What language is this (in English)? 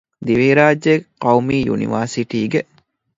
Divehi